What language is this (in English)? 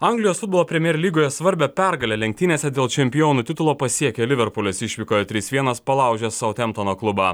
Lithuanian